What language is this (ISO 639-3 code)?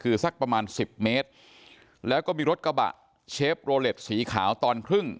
tha